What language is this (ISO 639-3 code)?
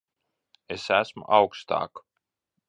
lav